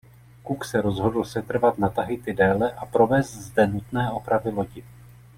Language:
Czech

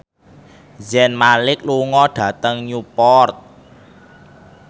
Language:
Javanese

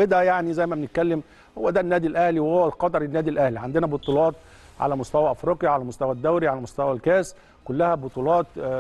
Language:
Arabic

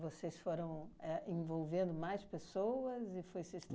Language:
Portuguese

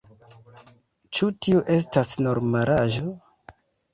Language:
Esperanto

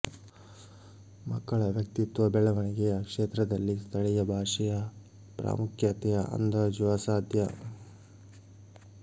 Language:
Kannada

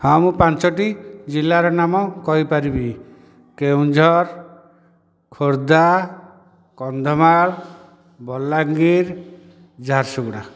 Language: Odia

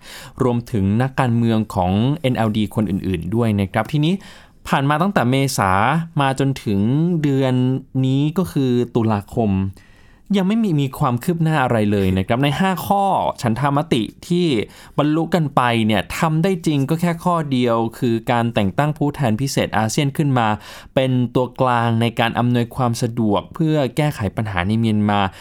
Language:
Thai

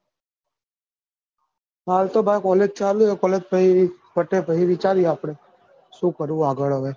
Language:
Gujarati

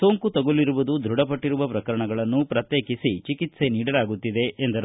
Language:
Kannada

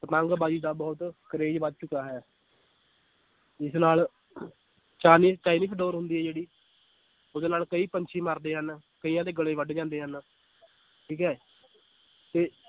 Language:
Punjabi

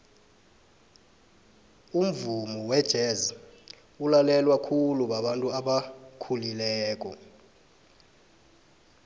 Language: South Ndebele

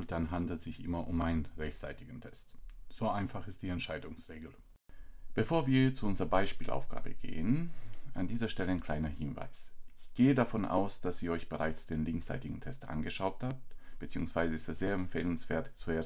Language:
German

